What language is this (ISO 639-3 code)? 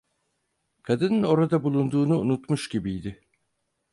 tur